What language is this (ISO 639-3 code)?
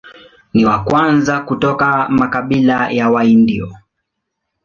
swa